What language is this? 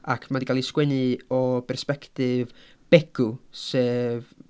Welsh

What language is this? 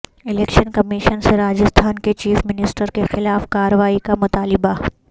Urdu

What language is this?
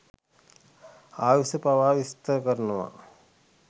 Sinhala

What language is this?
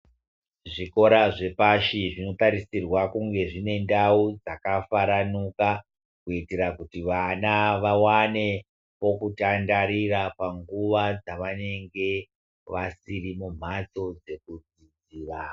Ndau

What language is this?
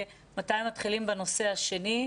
Hebrew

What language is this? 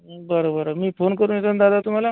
Marathi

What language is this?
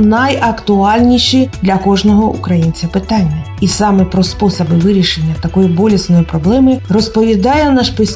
Ukrainian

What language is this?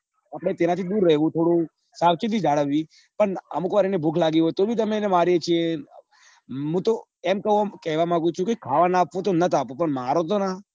Gujarati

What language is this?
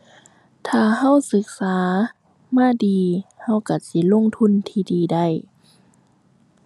Thai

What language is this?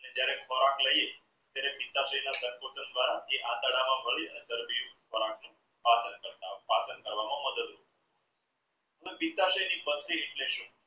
Gujarati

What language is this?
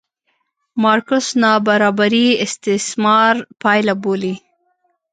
Pashto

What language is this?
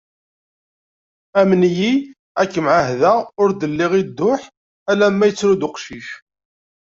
Kabyle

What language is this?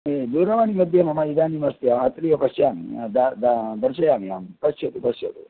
Sanskrit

